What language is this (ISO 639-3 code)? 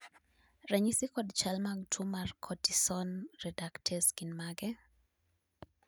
luo